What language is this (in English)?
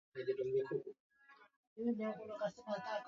Swahili